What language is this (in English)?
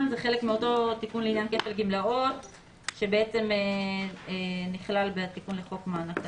Hebrew